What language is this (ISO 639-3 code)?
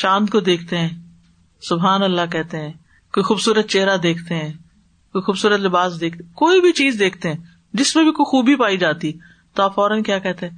urd